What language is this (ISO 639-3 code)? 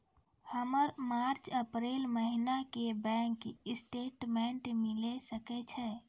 mai